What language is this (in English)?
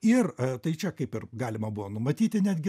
Lithuanian